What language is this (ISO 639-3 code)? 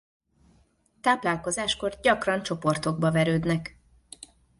hun